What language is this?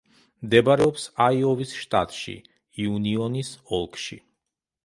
Georgian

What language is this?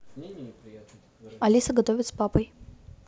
Russian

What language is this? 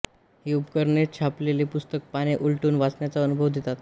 Marathi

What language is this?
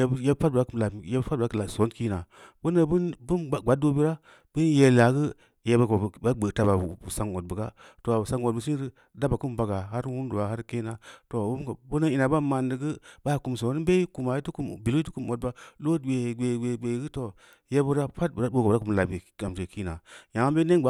Samba Leko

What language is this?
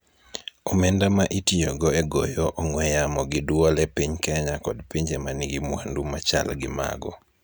Luo (Kenya and Tanzania)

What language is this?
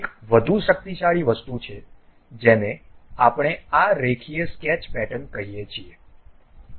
Gujarati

